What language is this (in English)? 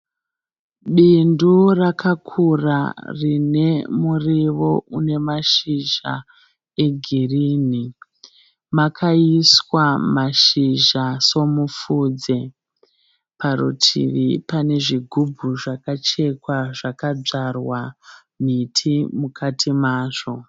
Shona